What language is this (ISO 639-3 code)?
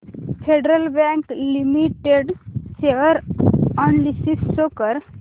mar